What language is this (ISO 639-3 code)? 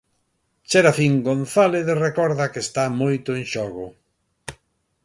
glg